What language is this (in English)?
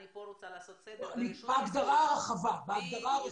Hebrew